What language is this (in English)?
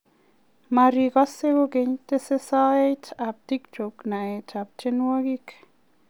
Kalenjin